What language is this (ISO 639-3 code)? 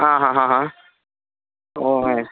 mal